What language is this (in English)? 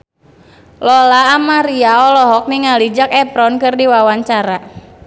Sundanese